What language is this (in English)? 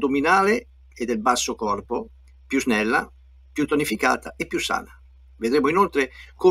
Italian